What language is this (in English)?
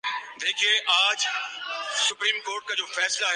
Urdu